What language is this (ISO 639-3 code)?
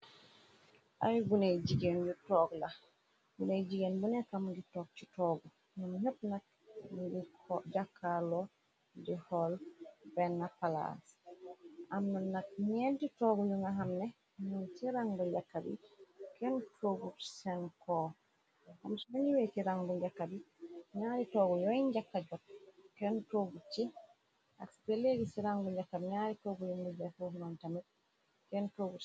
wol